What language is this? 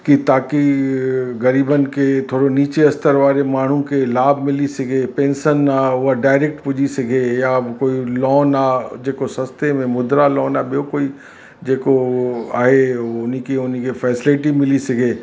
Sindhi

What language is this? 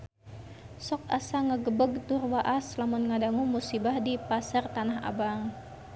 Sundanese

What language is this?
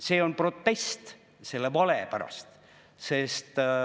Estonian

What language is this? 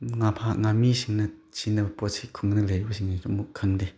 Manipuri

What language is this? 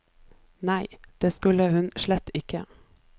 Norwegian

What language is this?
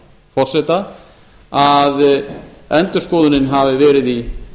Icelandic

